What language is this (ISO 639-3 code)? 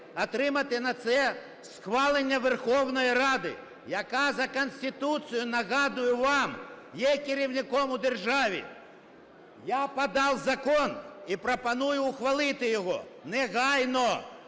ukr